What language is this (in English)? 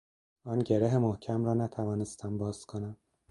Persian